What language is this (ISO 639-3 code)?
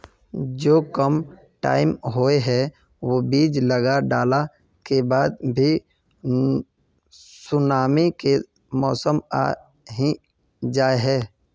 mag